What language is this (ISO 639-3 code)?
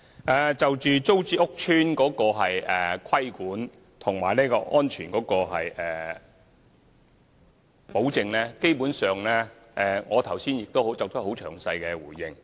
yue